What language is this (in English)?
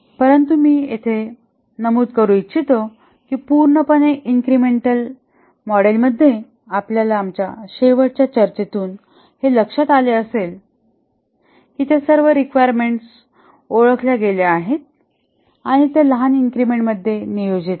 Marathi